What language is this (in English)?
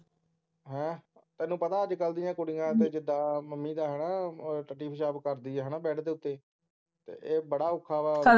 Punjabi